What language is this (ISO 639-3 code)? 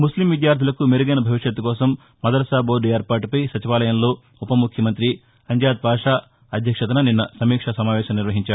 tel